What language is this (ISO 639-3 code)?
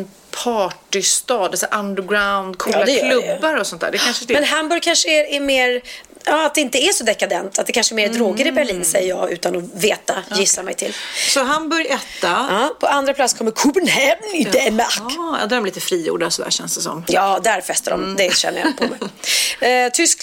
swe